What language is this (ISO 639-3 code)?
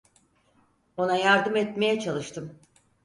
tur